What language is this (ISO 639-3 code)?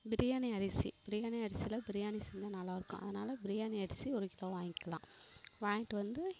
tam